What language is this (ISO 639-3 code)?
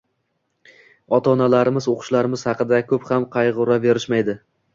uzb